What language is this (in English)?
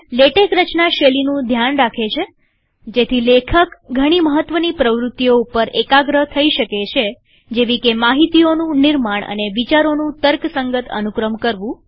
Gujarati